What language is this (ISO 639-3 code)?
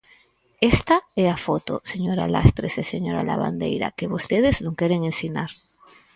glg